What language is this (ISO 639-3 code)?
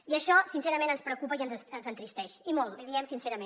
cat